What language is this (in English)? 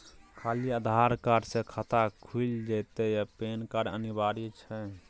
Maithili